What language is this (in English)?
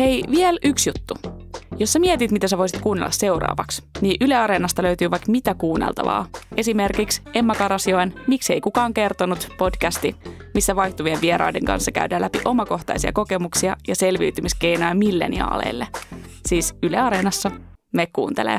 Finnish